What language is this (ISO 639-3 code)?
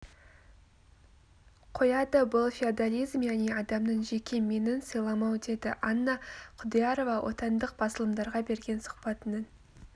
kaz